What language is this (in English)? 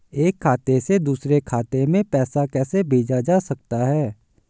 Hindi